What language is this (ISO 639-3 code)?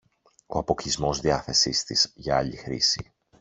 ell